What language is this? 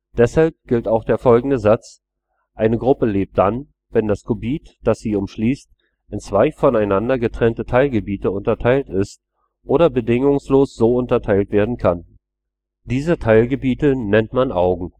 German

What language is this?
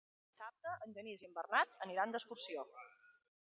Catalan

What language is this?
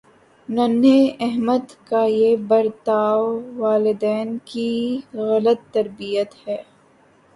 Urdu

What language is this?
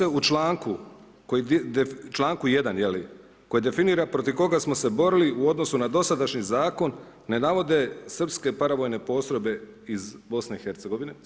Croatian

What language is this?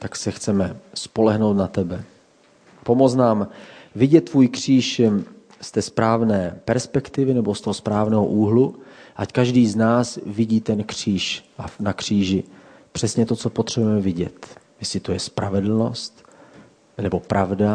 Czech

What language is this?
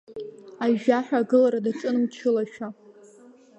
Abkhazian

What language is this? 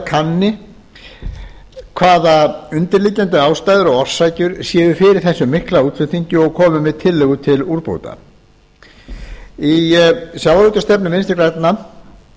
Icelandic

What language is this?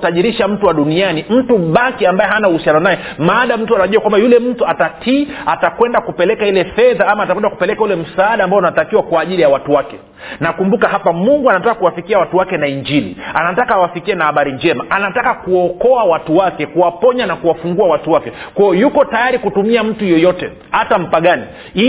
Swahili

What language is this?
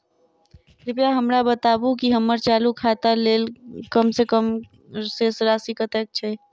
Maithili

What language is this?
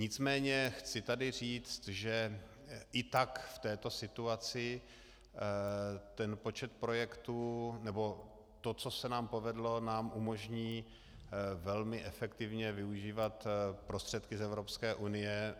Czech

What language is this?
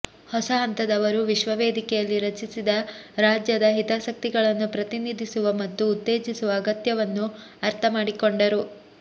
Kannada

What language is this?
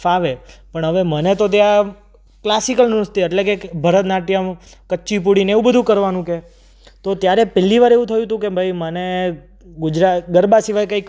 Gujarati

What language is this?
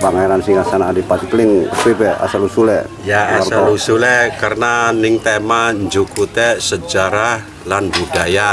Indonesian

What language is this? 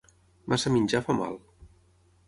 Catalan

